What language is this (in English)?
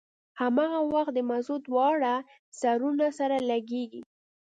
Pashto